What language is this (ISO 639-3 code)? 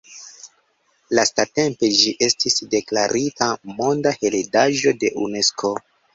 epo